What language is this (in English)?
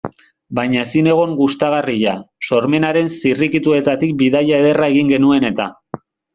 Basque